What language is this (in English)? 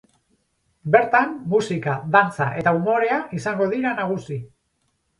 Basque